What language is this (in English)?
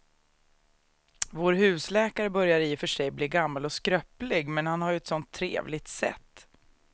Swedish